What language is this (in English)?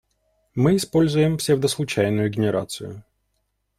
Russian